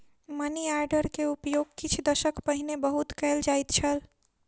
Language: Maithili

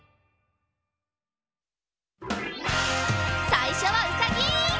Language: Japanese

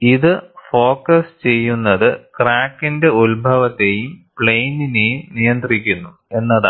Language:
Malayalam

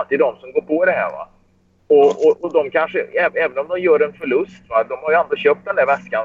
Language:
Swedish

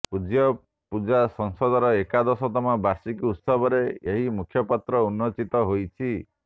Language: Odia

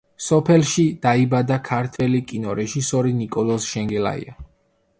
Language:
Georgian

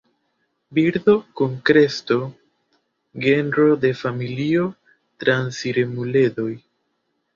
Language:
Esperanto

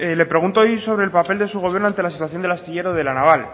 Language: Spanish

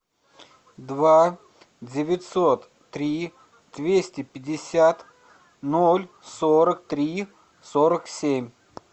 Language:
Russian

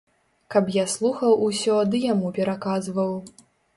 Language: Belarusian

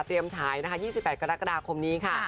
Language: Thai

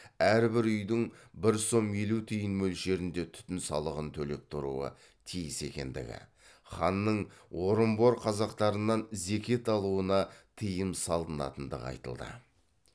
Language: Kazakh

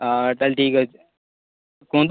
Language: Odia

